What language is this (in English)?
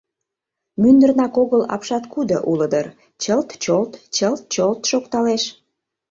Mari